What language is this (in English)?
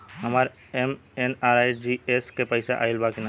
Bhojpuri